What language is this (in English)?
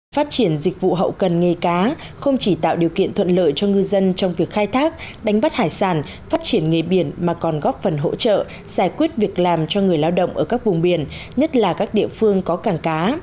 Vietnamese